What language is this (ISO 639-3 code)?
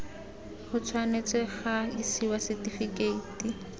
tsn